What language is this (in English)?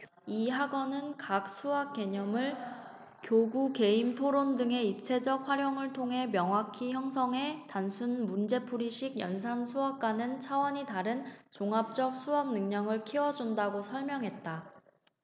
Korean